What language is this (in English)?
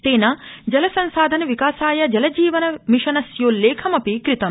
Sanskrit